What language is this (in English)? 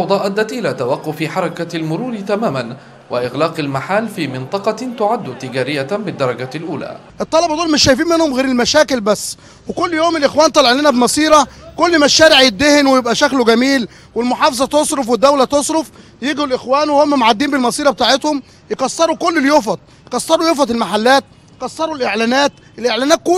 Arabic